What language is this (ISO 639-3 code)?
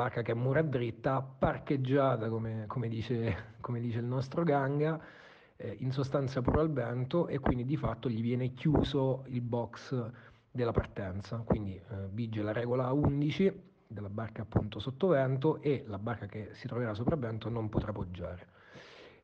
ita